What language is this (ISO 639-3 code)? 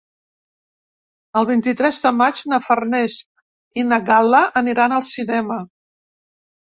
cat